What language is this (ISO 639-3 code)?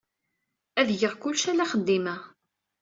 kab